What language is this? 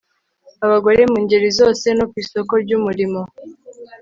Kinyarwanda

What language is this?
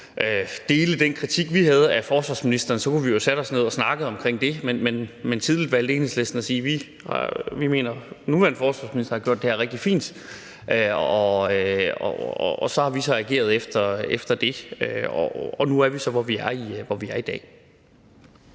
Danish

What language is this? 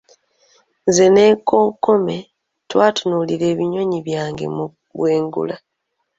Ganda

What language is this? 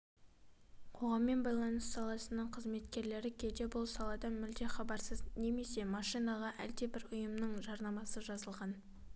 Kazakh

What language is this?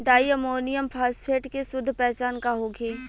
Bhojpuri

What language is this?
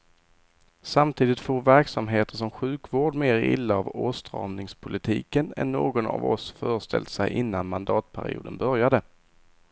Swedish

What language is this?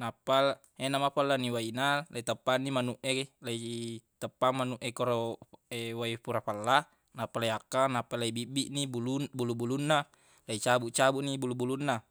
Buginese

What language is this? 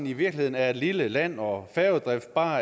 Danish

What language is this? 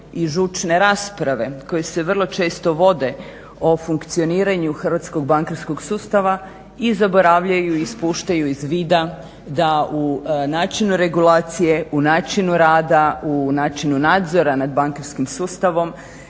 Croatian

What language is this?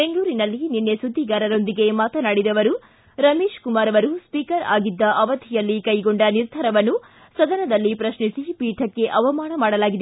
Kannada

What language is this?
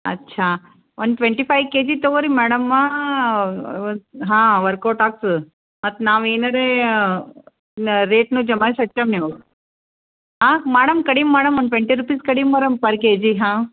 Kannada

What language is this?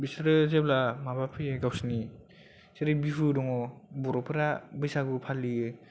Bodo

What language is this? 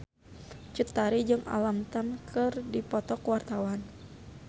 Sundanese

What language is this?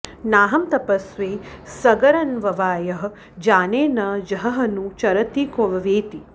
Sanskrit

